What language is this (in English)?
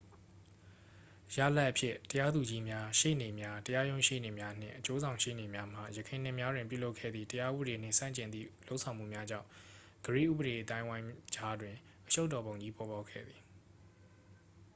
Burmese